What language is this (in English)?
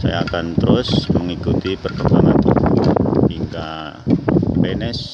Indonesian